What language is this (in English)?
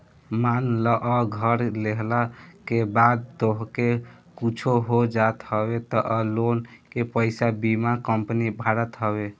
Bhojpuri